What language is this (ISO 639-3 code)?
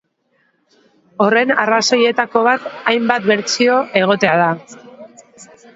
eus